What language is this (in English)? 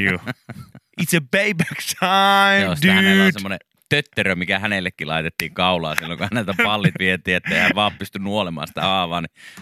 Finnish